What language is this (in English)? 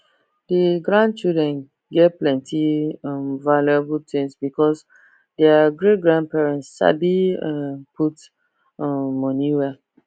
Nigerian Pidgin